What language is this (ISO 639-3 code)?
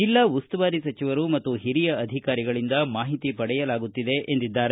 kan